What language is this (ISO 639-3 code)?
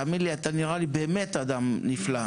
heb